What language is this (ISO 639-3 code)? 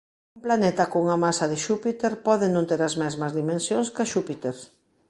glg